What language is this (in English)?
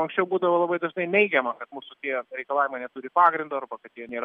Lithuanian